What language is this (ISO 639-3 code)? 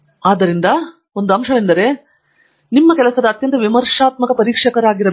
kan